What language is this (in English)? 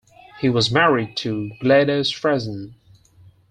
English